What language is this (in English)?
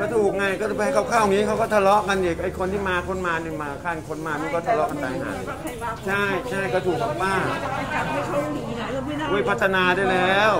Thai